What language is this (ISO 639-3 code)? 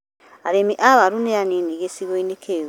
kik